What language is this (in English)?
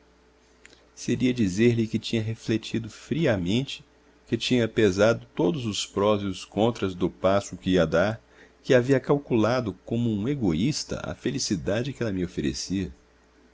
Portuguese